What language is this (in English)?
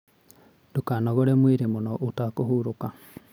Kikuyu